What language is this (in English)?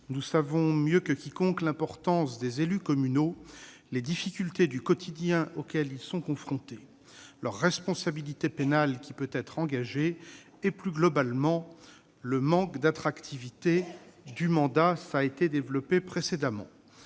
French